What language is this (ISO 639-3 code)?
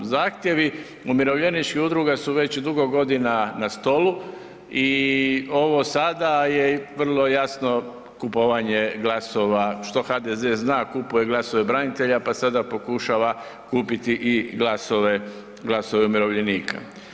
hrv